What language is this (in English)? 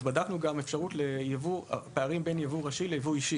Hebrew